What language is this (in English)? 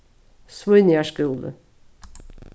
Faroese